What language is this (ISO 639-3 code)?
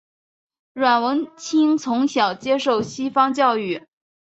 zho